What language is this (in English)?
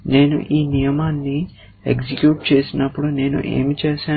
Telugu